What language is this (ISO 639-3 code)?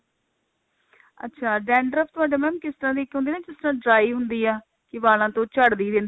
pan